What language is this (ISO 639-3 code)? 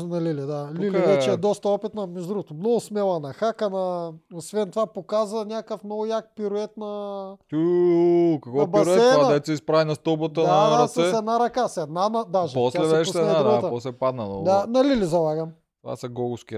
bul